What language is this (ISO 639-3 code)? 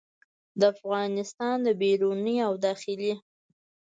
pus